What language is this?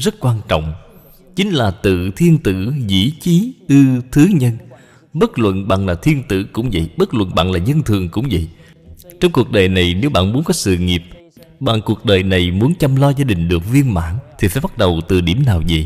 Vietnamese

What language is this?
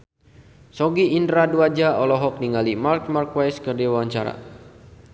Sundanese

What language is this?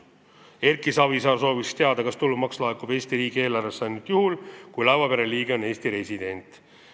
Estonian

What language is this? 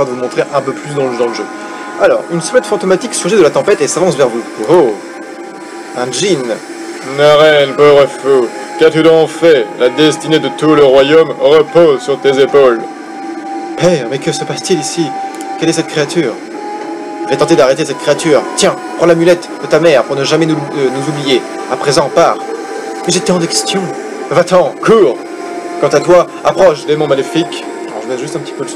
French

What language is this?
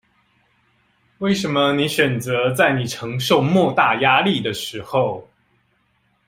Chinese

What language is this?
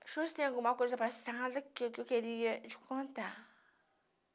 Portuguese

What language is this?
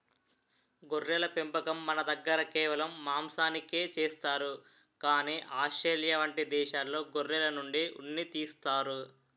Telugu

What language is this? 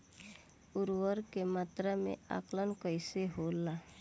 Bhojpuri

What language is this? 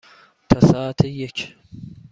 Persian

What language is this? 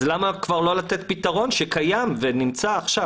Hebrew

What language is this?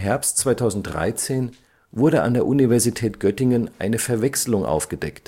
German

